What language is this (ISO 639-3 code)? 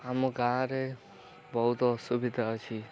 ori